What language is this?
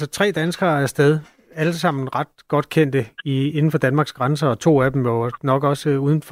Danish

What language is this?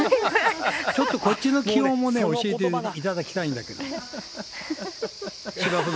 Japanese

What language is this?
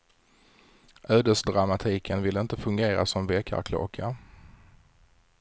Swedish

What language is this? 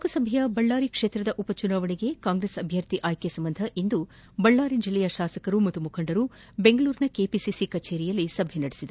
Kannada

